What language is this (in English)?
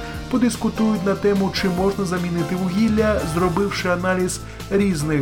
Ukrainian